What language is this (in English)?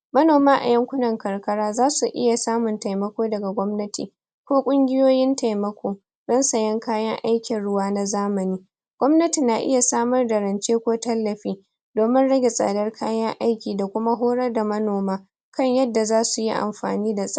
Hausa